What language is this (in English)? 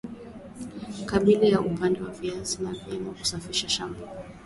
Swahili